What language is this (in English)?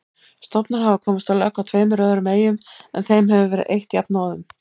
Icelandic